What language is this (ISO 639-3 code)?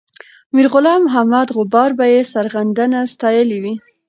pus